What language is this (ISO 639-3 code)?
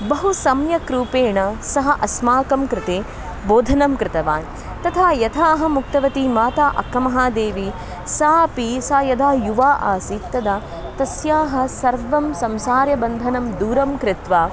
san